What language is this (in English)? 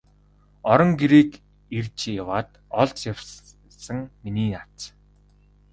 Mongolian